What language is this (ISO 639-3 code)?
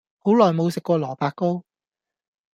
yue